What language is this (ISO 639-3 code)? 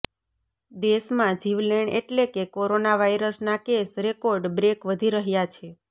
guj